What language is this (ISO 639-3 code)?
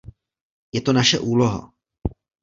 ces